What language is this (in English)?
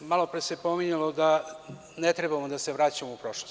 Serbian